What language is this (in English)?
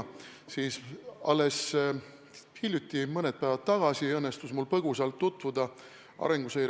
Estonian